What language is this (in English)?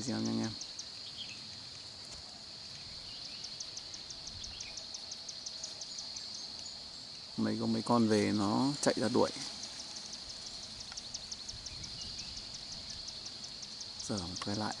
Vietnamese